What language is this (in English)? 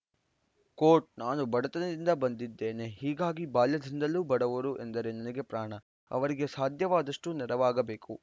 Kannada